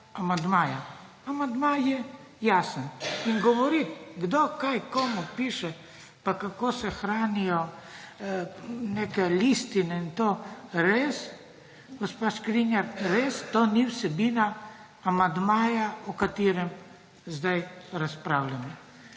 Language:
Slovenian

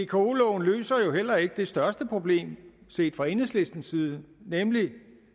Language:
Danish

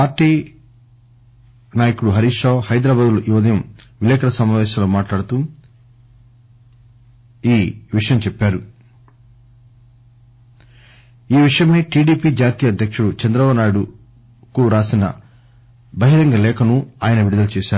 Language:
Telugu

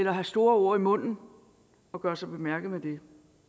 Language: Danish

